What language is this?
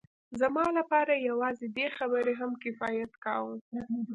Pashto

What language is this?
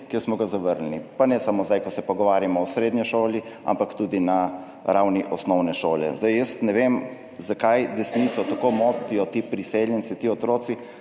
Slovenian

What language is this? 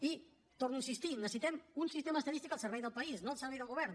Catalan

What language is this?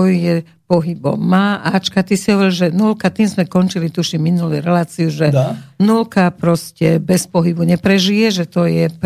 Slovak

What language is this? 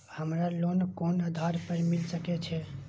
Maithili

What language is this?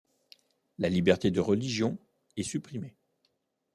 French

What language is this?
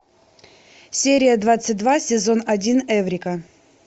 Russian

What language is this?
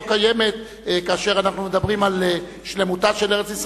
Hebrew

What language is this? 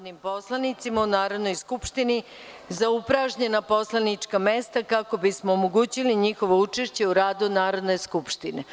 Serbian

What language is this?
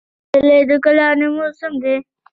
Pashto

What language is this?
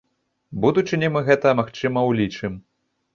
Belarusian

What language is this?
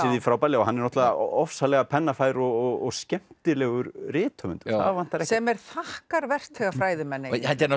Icelandic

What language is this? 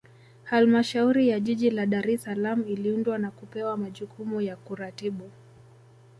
Swahili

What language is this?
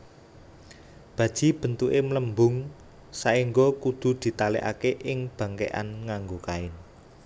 Javanese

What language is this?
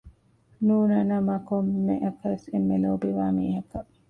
Divehi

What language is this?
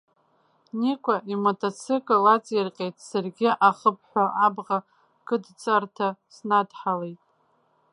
Abkhazian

